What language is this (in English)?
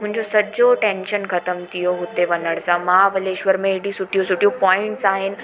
Sindhi